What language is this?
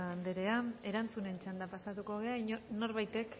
Basque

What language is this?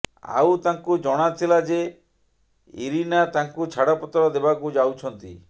Odia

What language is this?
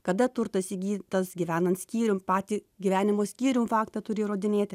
Lithuanian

